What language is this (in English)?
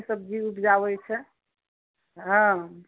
Maithili